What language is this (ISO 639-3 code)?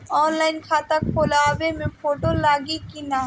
bho